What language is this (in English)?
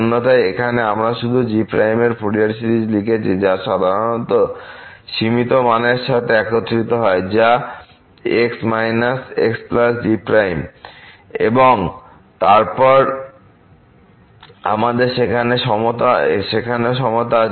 Bangla